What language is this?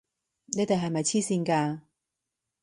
Cantonese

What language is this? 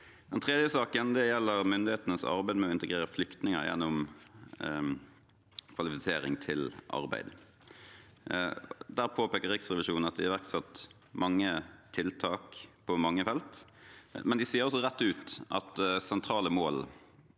Norwegian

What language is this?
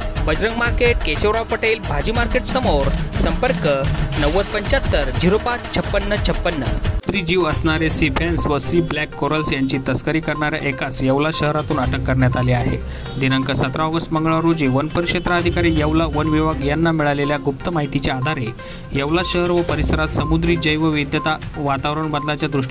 Romanian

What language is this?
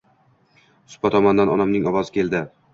Uzbek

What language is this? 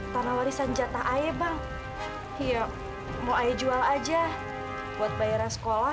Indonesian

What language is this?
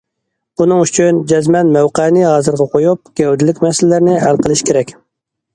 Uyghur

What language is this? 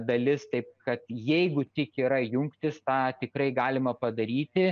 Lithuanian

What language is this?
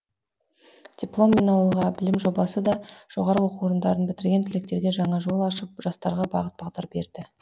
Kazakh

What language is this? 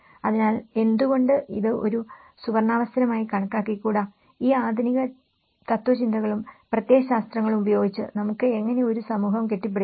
Malayalam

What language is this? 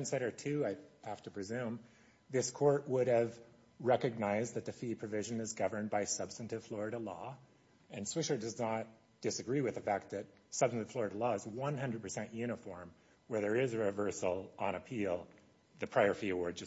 English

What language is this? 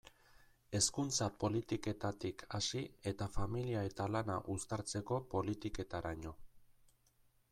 Basque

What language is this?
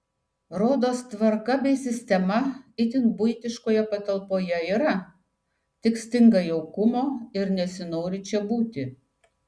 Lithuanian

